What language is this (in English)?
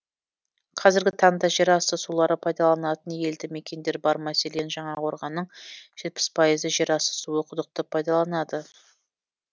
Kazakh